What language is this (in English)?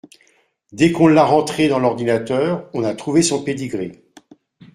French